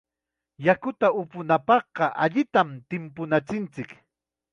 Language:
Chiquián Ancash Quechua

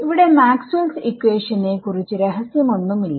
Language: Malayalam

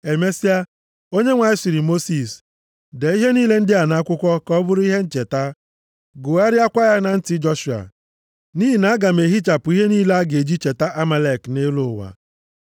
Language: Igbo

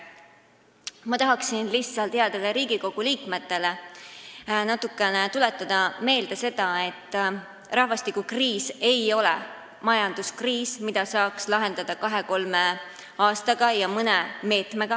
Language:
Estonian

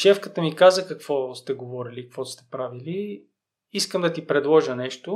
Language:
Bulgarian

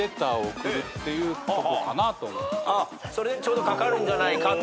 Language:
Japanese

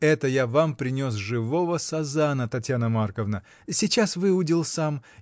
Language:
Russian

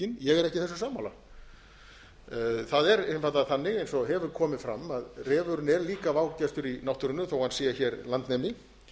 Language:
Icelandic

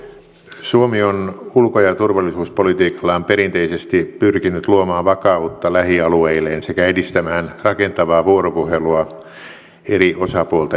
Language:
Finnish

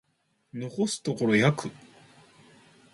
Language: Japanese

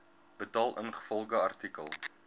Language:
Afrikaans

